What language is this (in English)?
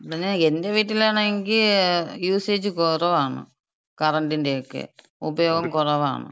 Malayalam